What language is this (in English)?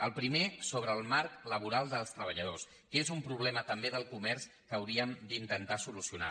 Catalan